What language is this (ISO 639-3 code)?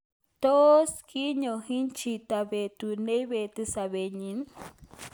kln